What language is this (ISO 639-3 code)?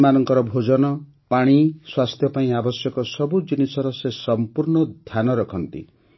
ori